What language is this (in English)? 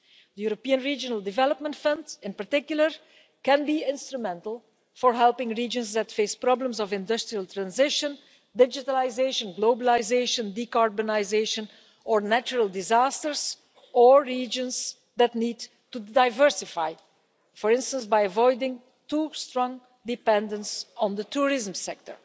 English